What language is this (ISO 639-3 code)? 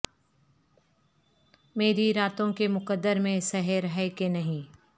urd